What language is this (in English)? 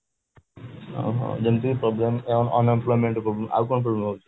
Odia